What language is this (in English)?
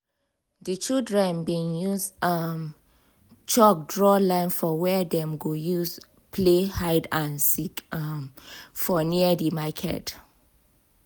Nigerian Pidgin